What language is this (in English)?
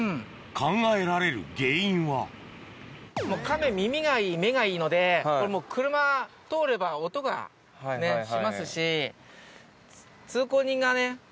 Japanese